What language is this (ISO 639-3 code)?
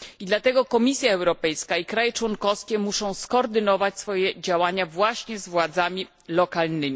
pol